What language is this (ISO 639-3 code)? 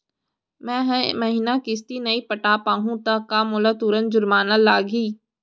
hne